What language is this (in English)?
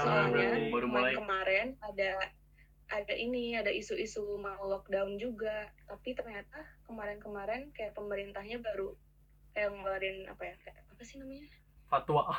Indonesian